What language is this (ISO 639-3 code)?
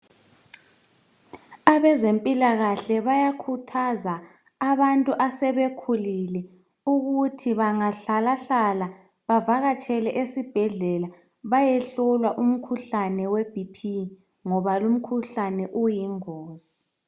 nde